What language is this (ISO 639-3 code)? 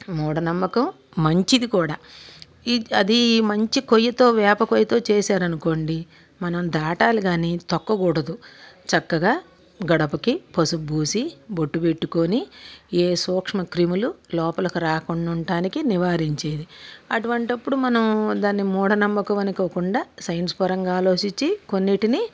tel